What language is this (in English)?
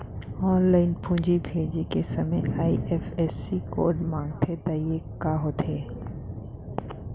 Chhattisgarhi